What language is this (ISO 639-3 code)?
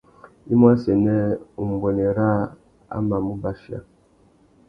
bag